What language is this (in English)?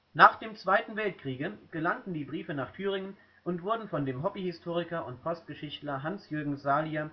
German